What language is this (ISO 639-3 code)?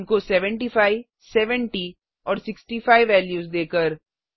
hin